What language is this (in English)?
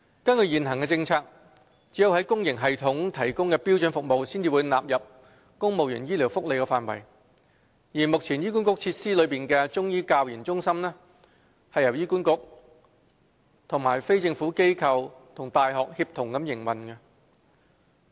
Cantonese